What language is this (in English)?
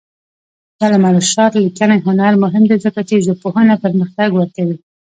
Pashto